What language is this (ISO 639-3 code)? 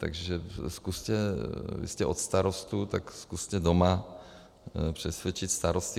ces